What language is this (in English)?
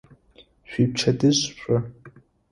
Adyghe